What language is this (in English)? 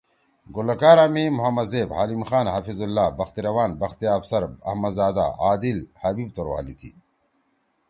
Torwali